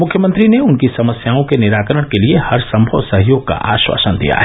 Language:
Hindi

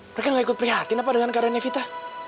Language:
Indonesian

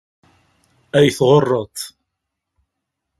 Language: Kabyle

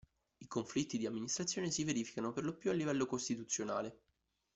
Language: Italian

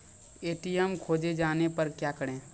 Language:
Maithili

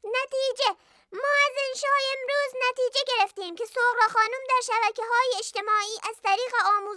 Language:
Persian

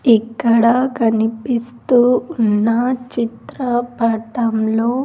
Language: Telugu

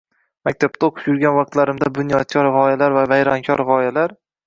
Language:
Uzbek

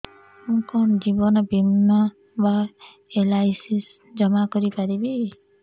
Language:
Odia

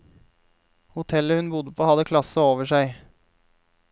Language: Norwegian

